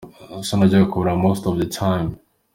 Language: Kinyarwanda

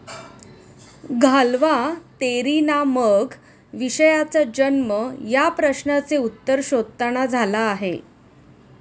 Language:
Marathi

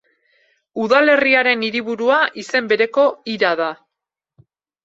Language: Basque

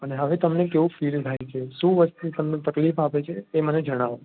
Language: Gujarati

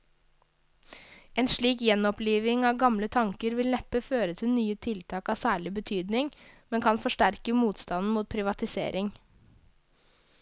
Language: Norwegian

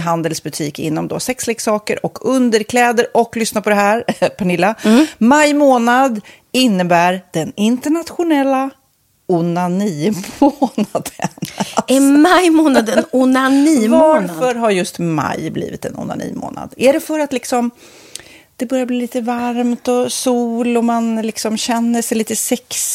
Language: Swedish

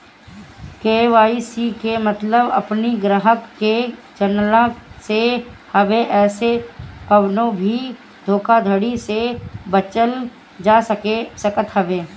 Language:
Bhojpuri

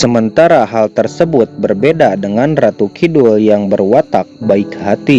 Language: Indonesian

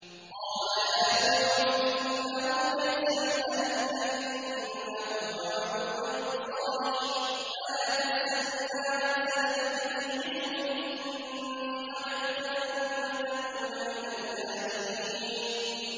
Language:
Arabic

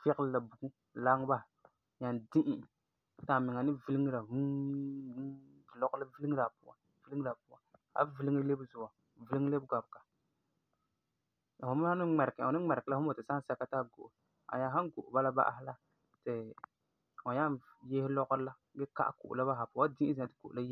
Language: Frafra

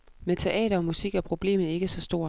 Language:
Danish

